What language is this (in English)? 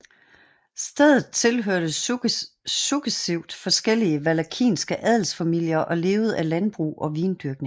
Danish